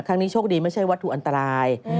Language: Thai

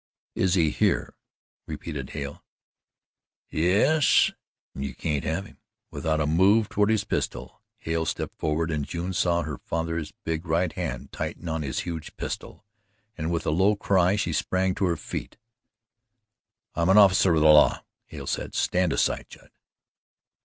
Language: English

